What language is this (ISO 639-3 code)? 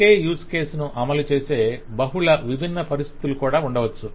tel